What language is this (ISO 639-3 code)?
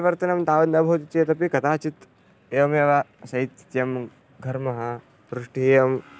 san